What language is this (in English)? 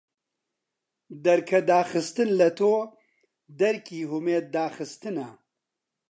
Central Kurdish